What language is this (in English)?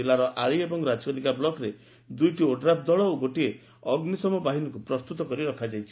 Odia